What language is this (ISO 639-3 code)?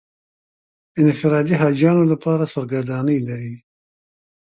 pus